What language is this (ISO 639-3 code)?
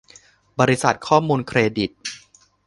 tha